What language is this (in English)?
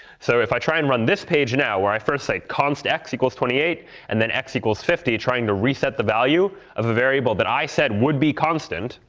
English